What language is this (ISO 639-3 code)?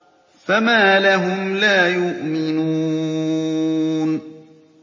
ara